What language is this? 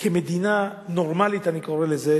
Hebrew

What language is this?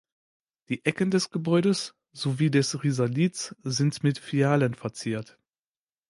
German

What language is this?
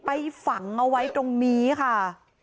Thai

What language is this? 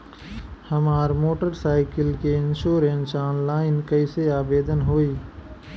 Bhojpuri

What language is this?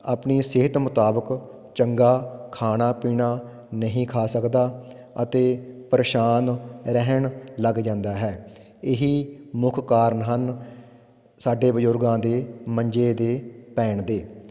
Punjabi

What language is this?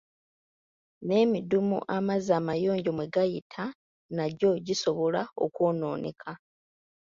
Ganda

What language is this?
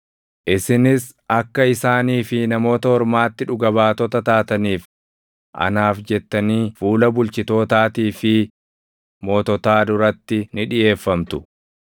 Oromo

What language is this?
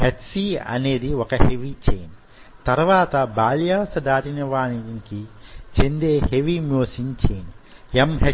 Telugu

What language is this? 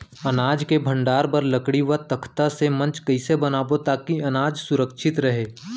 Chhattisgarhi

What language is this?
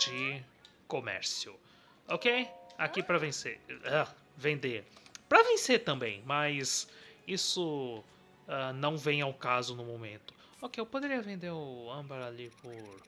Portuguese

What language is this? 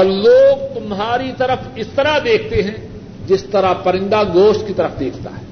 Urdu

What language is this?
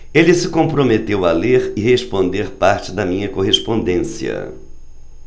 Portuguese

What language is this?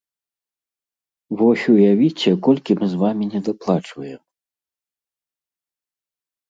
Belarusian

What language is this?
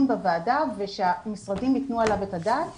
Hebrew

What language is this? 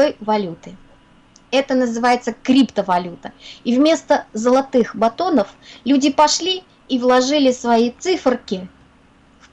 Russian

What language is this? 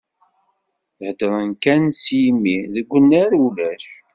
Kabyle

